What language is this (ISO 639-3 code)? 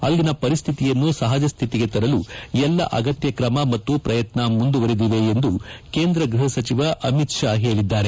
kan